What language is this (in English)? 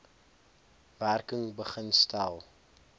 Afrikaans